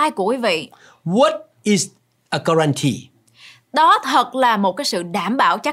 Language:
Vietnamese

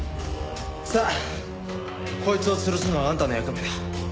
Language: Japanese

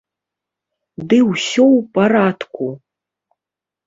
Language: Belarusian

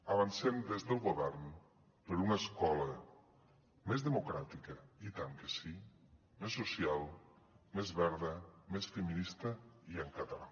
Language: Catalan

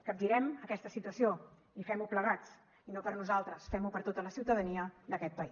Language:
Catalan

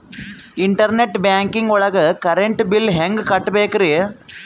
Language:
Kannada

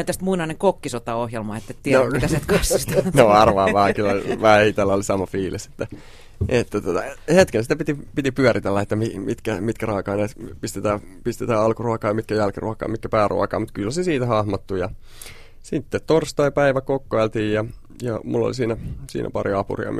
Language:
Finnish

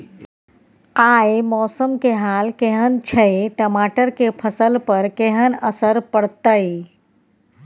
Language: Maithili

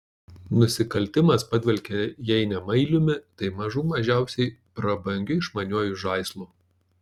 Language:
Lithuanian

